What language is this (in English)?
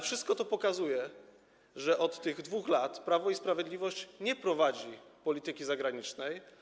Polish